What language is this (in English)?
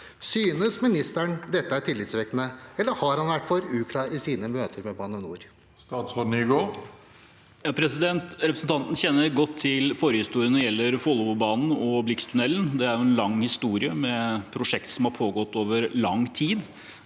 Norwegian